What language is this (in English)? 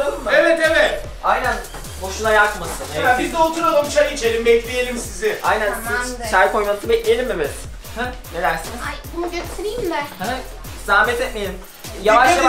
Turkish